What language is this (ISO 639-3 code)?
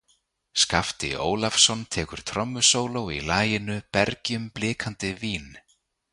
isl